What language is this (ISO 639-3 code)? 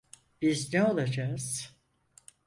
tur